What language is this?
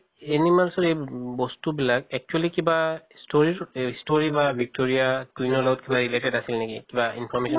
Assamese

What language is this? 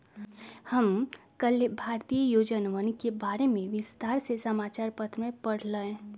Magahi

